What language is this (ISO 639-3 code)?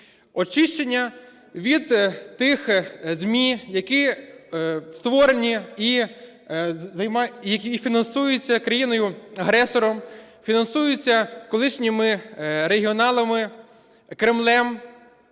ukr